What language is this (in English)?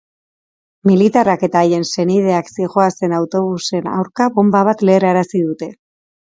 Basque